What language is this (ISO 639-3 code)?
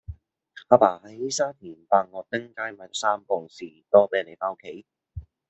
yue